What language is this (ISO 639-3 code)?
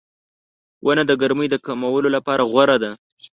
pus